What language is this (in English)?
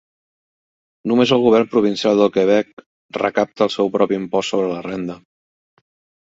Catalan